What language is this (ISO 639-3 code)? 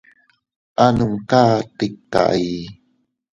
cut